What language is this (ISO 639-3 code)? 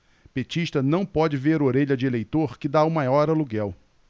por